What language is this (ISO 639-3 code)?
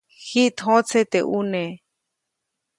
zoc